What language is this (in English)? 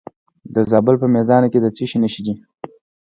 Pashto